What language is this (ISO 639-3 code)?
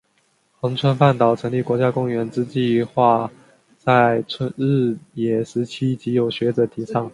zho